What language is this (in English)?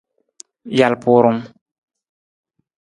Nawdm